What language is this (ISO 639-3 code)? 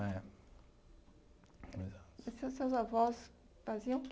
por